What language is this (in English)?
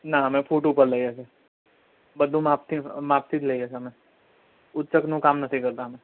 Gujarati